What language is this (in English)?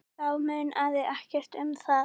Icelandic